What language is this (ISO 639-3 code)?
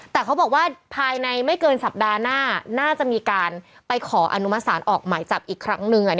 tha